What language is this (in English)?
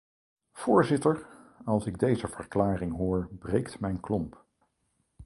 Dutch